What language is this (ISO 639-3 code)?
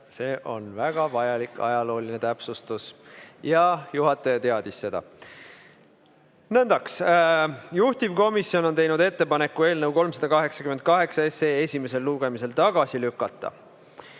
est